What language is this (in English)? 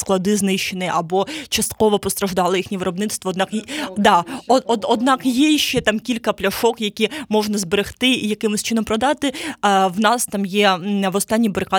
Ukrainian